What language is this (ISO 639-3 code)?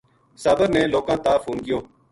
gju